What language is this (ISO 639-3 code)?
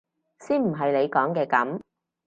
yue